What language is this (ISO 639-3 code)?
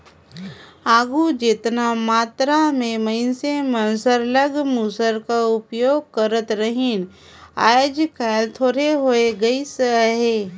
hne